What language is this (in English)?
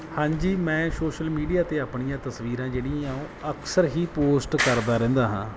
Punjabi